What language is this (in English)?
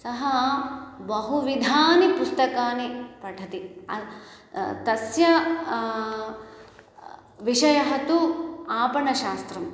Sanskrit